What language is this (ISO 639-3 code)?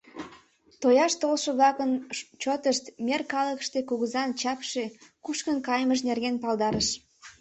chm